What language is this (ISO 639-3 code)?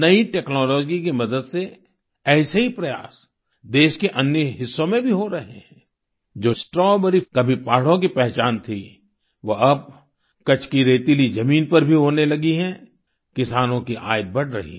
hin